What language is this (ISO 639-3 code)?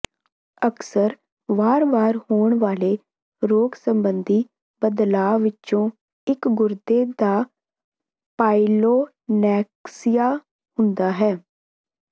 pan